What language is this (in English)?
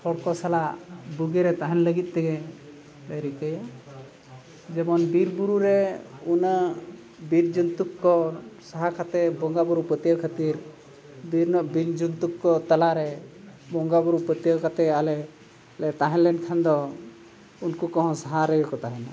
Santali